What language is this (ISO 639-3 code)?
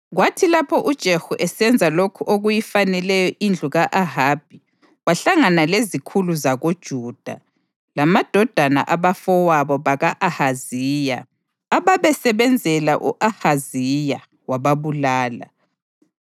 nde